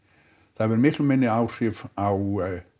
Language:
Icelandic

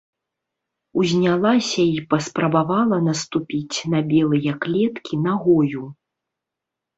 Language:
Belarusian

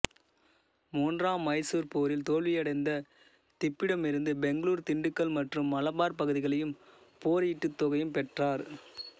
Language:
Tamil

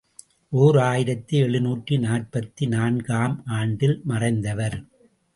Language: Tamil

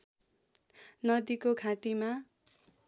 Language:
Nepali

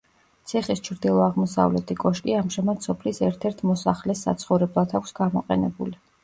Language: Georgian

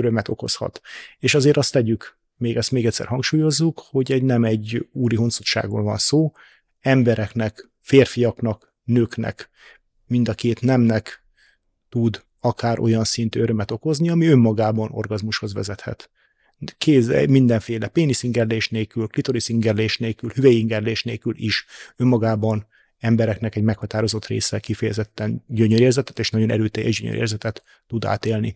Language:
Hungarian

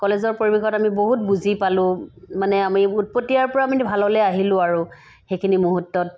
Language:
Assamese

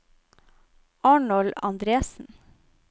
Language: Norwegian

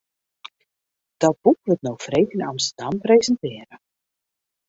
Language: Western Frisian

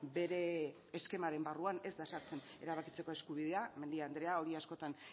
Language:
Basque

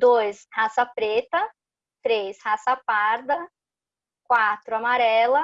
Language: Portuguese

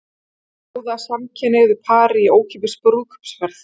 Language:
Icelandic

